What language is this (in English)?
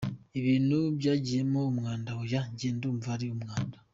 Kinyarwanda